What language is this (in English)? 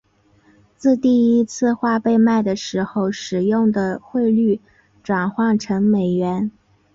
Chinese